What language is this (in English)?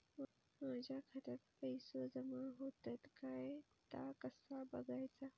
Marathi